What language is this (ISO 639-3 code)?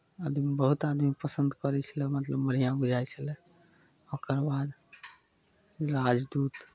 mai